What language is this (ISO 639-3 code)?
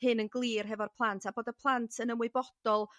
cym